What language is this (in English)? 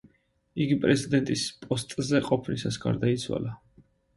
Georgian